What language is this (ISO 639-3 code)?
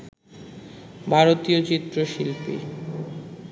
ben